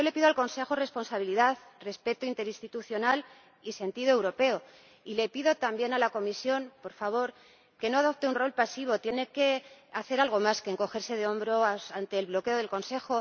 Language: Spanish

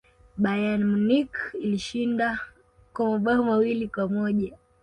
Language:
Swahili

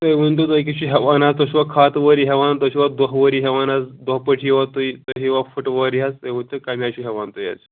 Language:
Kashmiri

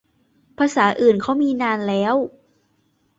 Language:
Thai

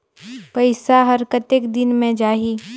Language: Chhattisgarhi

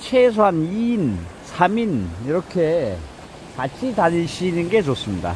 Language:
Korean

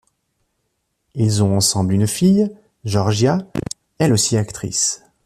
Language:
French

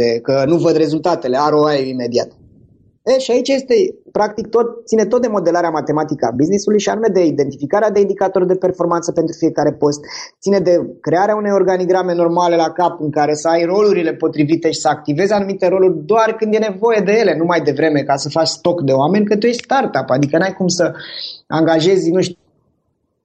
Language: Romanian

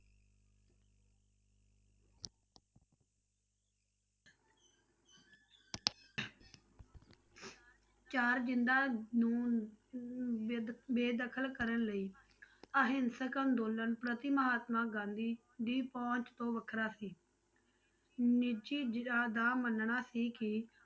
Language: Punjabi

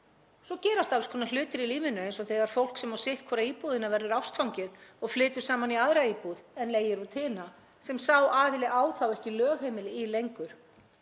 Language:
Icelandic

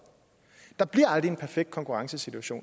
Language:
Danish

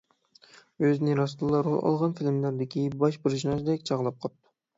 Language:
Uyghur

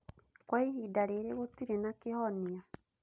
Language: Kikuyu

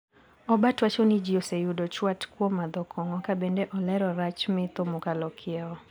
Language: Luo (Kenya and Tanzania)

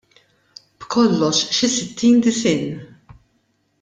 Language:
Maltese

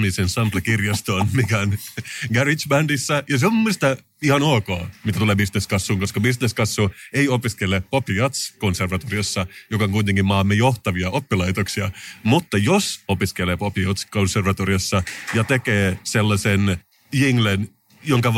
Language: Finnish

